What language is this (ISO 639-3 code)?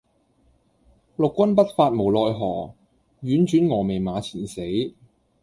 yue